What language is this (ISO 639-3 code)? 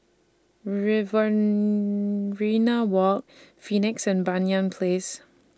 eng